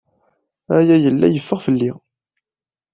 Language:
Kabyle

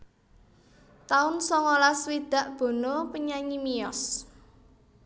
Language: Javanese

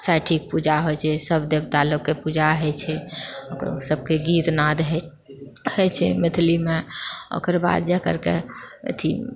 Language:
Maithili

